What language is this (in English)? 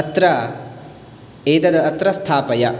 Sanskrit